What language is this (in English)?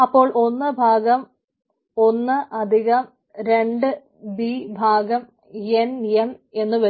Malayalam